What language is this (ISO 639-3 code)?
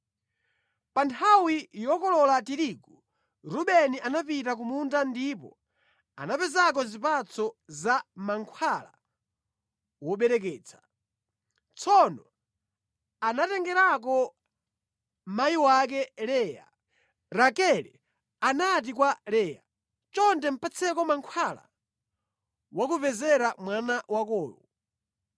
nya